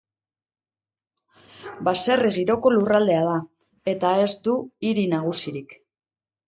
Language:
Basque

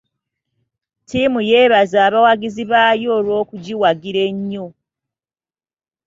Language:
Ganda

